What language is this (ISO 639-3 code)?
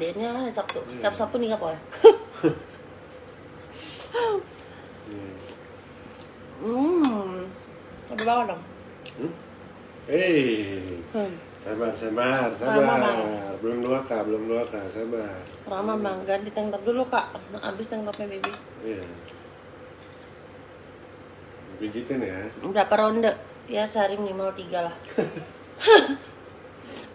ind